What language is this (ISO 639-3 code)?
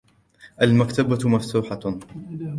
ara